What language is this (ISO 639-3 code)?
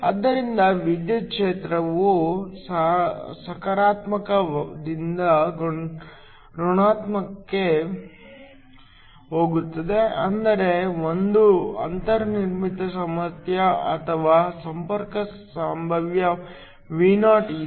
kan